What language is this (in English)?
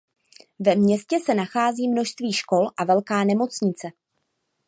Czech